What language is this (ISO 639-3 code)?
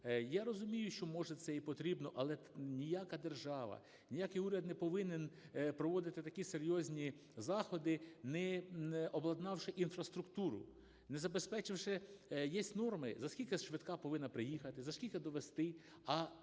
ukr